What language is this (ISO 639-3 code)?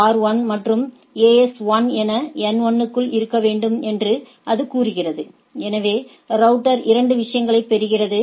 tam